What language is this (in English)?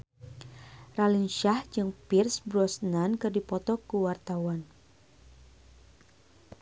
Sundanese